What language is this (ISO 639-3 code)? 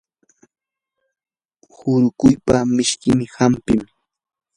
qur